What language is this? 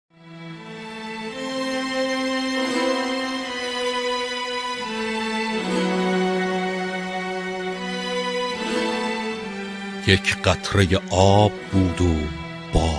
Persian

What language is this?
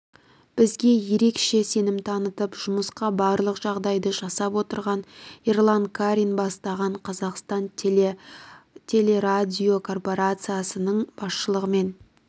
Kazakh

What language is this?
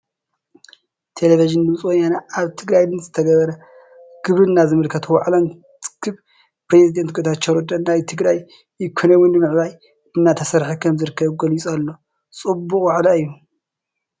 Tigrinya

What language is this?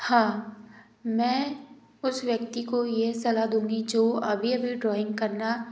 Hindi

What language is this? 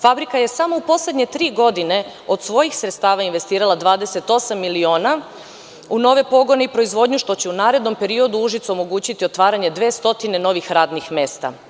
Serbian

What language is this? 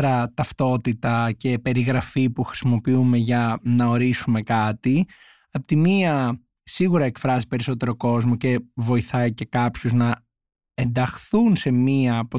Greek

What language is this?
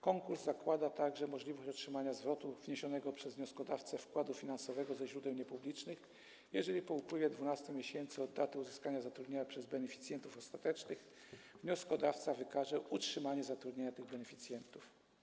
Polish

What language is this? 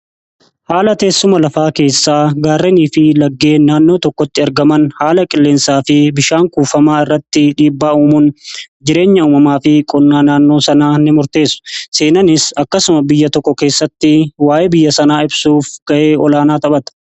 Oromo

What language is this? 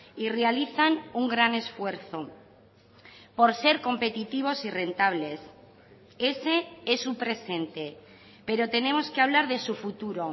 Spanish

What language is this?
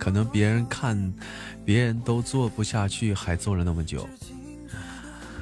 Chinese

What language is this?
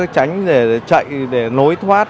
Vietnamese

